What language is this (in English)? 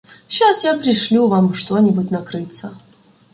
Ukrainian